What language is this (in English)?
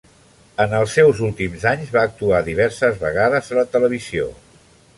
Catalan